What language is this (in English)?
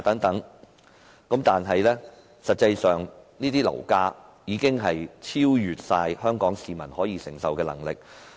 Cantonese